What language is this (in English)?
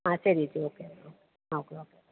Malayalam